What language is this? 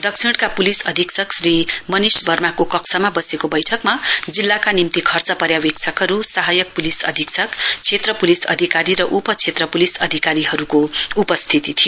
Nepali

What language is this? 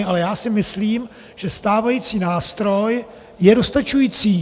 Czech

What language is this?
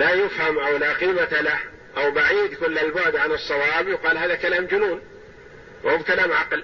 Arabic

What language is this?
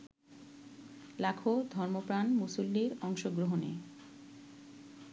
Bangla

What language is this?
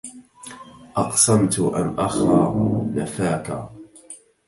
Arabic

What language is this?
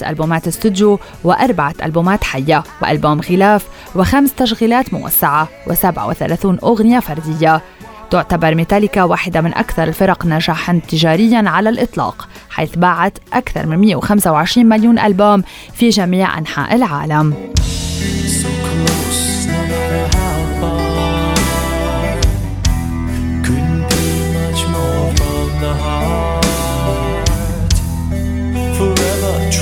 Arabic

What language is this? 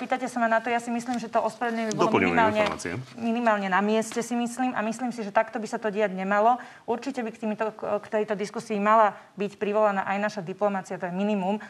Slovak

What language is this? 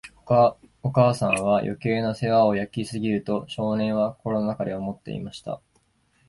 Japanese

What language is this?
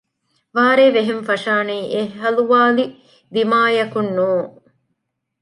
Divehi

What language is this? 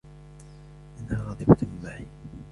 Arabic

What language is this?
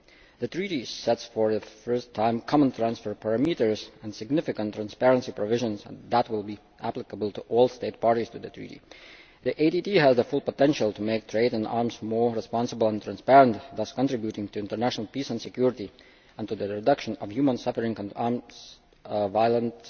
English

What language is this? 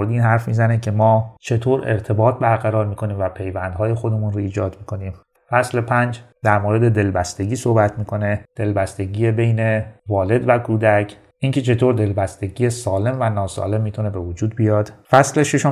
Persian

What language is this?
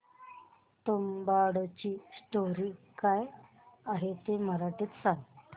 Marathi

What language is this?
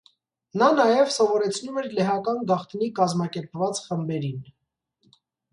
Armenian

